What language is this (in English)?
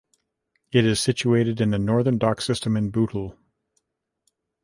English